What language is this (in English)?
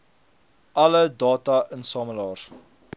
Afrikaans